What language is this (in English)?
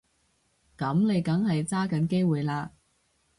Cantonese